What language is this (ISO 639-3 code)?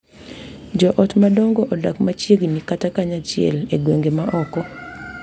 luo